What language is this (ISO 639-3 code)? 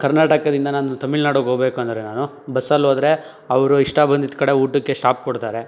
kan